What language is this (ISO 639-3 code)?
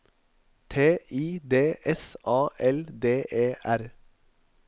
nor